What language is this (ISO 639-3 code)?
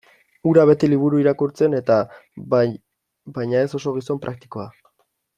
eus